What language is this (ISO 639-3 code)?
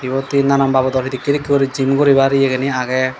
ccp